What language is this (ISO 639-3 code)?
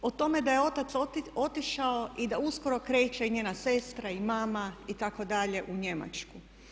hrv